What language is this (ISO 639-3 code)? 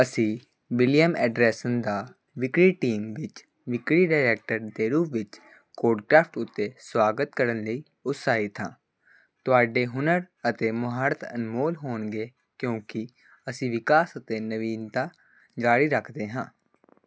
pan